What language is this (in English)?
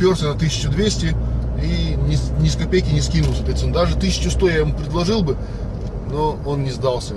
Russian